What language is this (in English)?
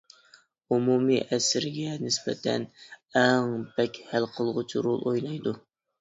Uyghur